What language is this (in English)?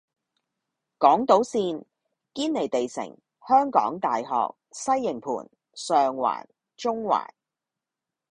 Cantonese